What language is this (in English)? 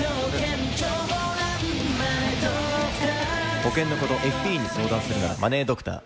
Japanese